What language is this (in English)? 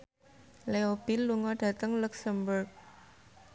Javanese